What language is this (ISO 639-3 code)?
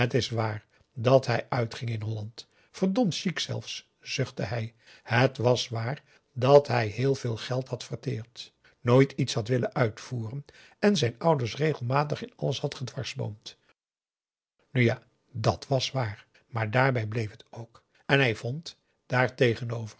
nld